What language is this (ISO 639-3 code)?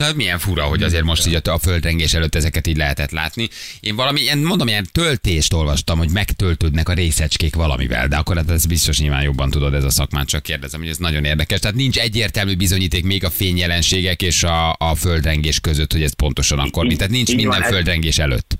hun